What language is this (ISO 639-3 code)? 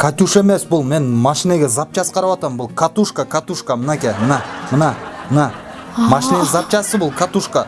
tur